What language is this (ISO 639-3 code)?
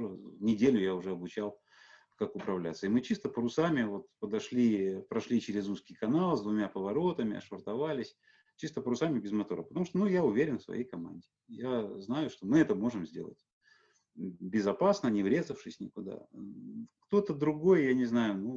rus